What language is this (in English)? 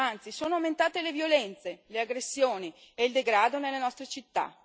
Italian